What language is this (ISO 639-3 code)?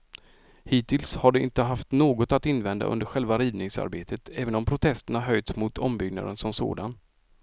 swe